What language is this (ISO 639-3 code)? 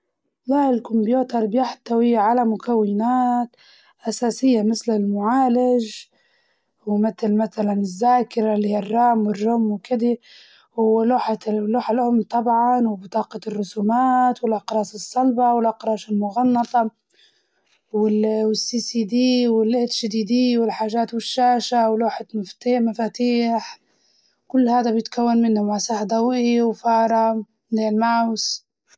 ayl